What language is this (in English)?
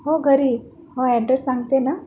Marathi